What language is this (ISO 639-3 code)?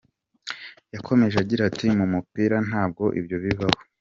kin